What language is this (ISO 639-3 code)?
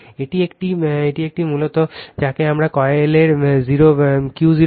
ben